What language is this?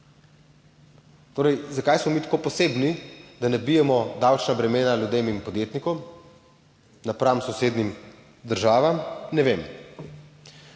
Slovenian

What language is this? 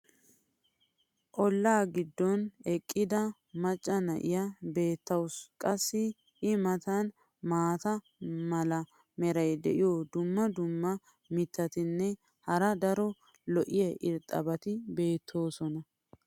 Wolaytta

